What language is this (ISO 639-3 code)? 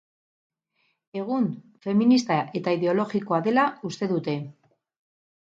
eus